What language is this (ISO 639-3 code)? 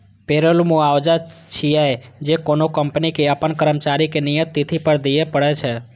mai